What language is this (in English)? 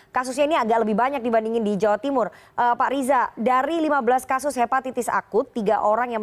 Indonesian